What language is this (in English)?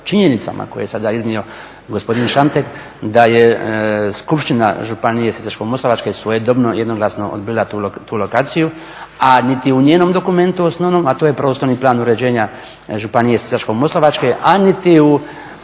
Croatian